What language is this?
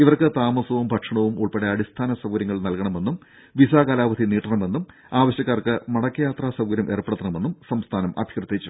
Malayalam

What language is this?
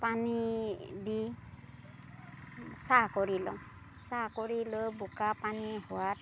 Assamese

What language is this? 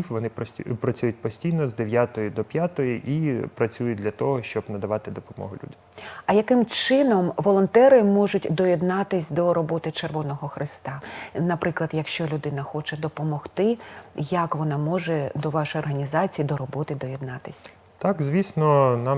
Ukrainian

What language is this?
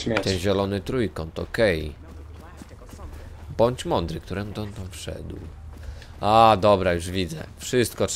Polish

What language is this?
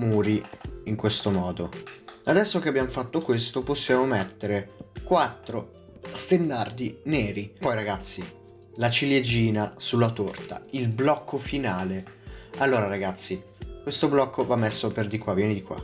Italian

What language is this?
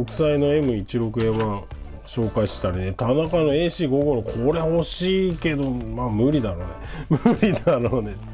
Japanese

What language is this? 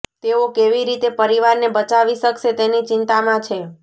Gujarati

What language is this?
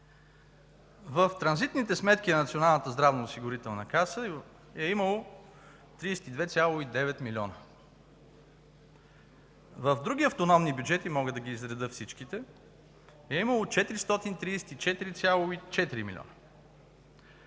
Bulgarian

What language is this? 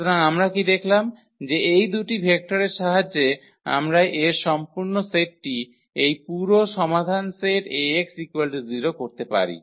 Bangla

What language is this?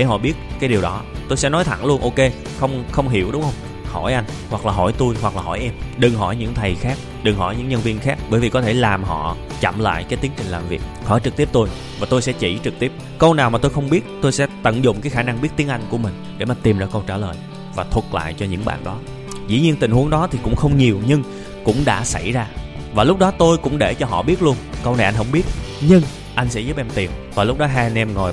Vietnamese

